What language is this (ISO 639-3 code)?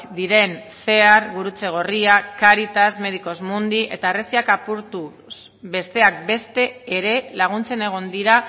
eus